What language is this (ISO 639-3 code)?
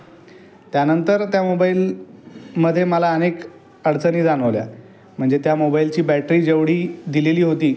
mar